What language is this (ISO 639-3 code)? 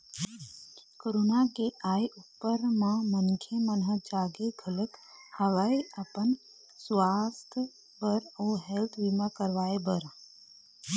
hne